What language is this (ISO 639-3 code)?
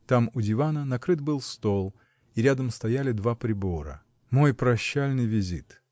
rus